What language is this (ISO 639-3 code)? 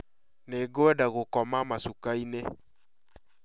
kik